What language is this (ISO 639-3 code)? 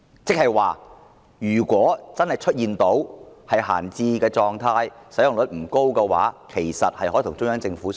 yue